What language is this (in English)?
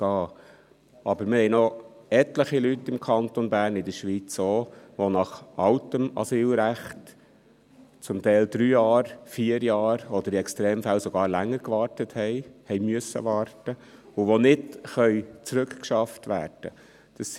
Swiss German